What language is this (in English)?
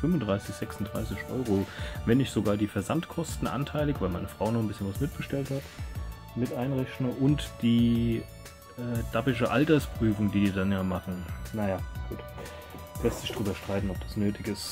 German